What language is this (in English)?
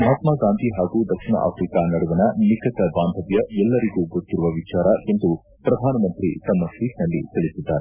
Kannada